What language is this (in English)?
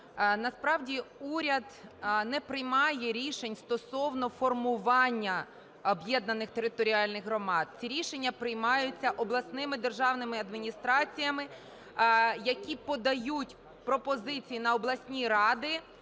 Ukrainian